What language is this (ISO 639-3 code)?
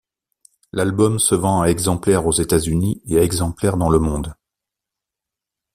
fra